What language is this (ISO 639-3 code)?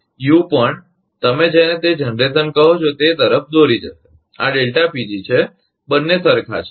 guj